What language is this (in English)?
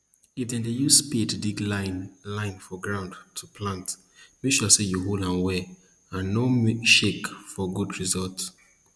Nigerian Pidgin